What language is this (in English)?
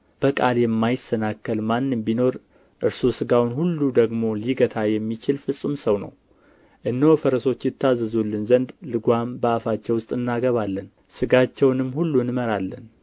Amharic